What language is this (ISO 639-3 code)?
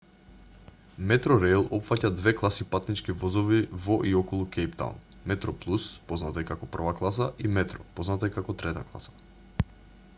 mkd